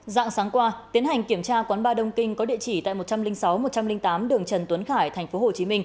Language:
Vietnamese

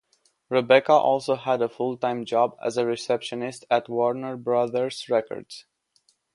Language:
English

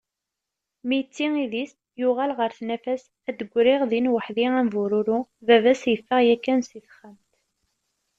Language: Kabyle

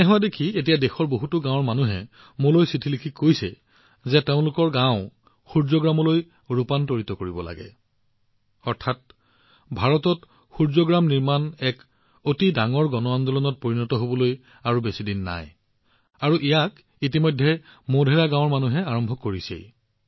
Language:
Assamese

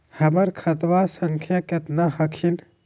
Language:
Magahi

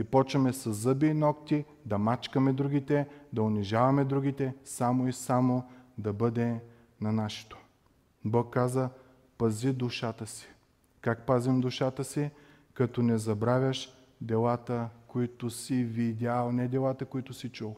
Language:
Bulgarian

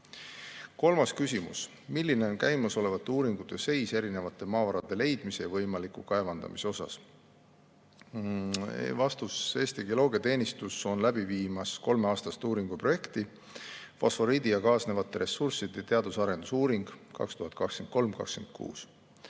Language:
Estonian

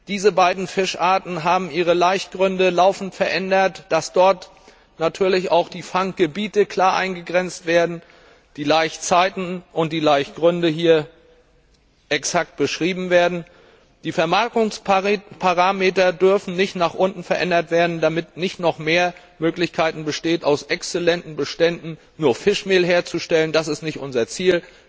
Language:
German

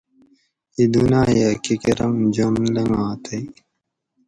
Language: Gawri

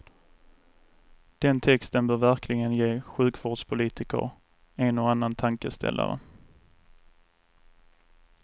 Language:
Swedish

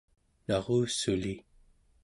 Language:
Central Yupik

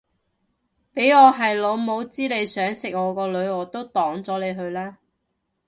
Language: Cantonese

